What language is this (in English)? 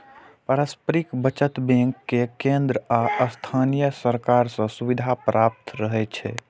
Maithili